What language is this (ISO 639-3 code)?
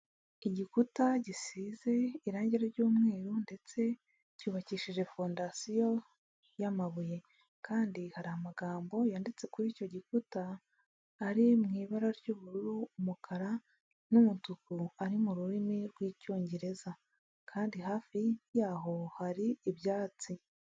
kin